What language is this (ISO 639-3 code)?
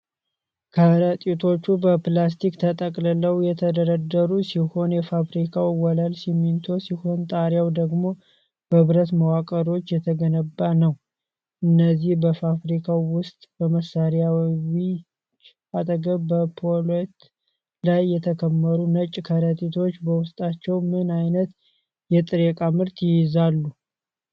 amh